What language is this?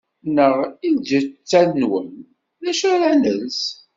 Kabyle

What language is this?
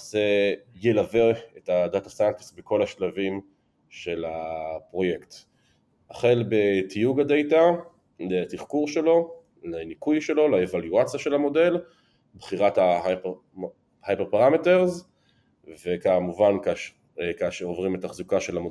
Hebrew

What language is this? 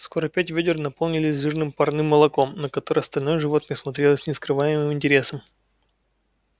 Russian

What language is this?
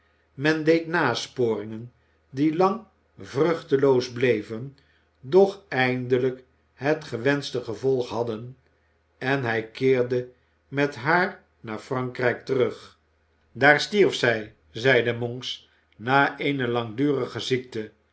Dutch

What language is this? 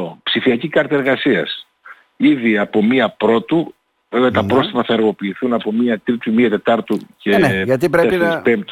Greek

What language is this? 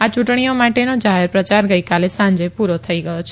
Gujarati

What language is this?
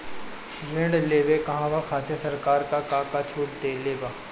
Bhojpuri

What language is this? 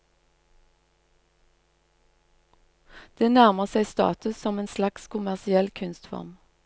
Norwegian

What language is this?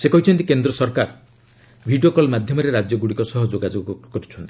Odia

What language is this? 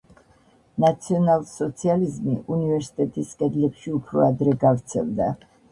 Georgian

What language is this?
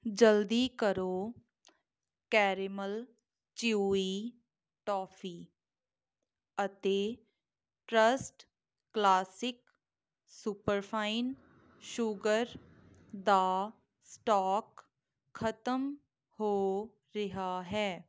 Punjabi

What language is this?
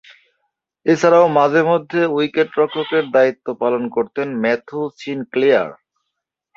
Bangla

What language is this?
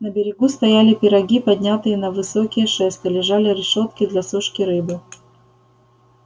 Russian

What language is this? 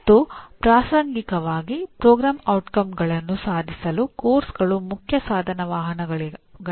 Kannada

